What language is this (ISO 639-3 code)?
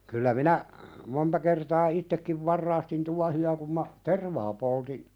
fin